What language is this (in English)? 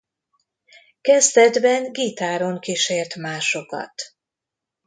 Hungarian